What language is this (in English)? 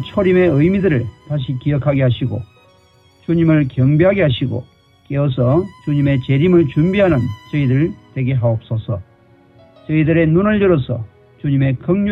Korean